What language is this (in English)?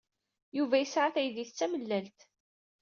Kabyle